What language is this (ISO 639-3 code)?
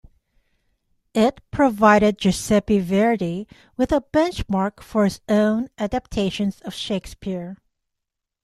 eng